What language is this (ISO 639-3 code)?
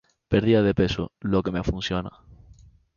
spa